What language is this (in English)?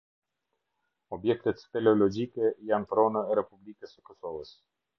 Albanian